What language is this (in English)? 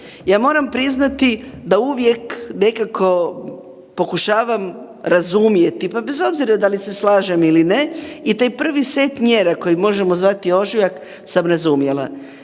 Croatian